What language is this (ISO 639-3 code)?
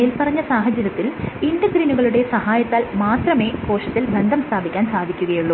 mal